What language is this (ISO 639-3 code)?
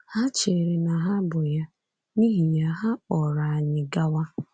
ibo